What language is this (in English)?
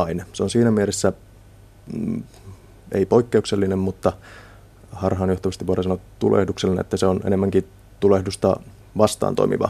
Finnish